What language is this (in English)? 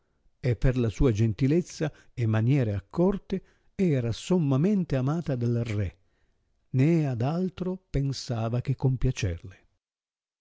Italian